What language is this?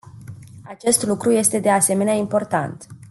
Romanian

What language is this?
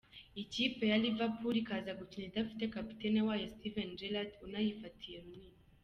Kinyarwanda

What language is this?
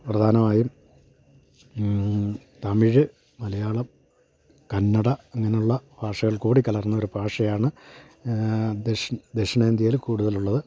Malayalam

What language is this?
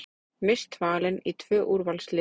Icelandic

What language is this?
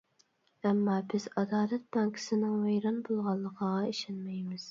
Uyghur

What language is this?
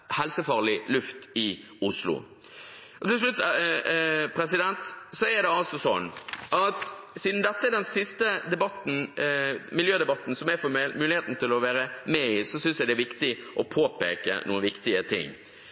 Norwegian Bokmål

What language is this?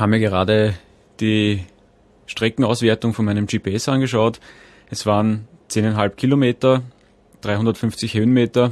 German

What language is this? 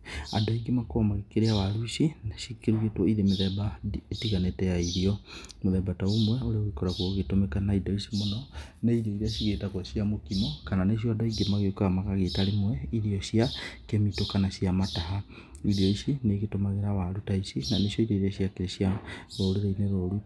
Kikuyu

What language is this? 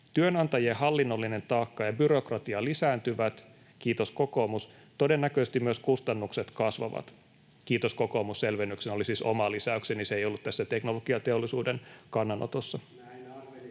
Finnish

